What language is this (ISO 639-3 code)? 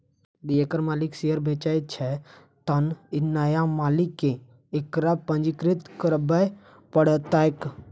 mai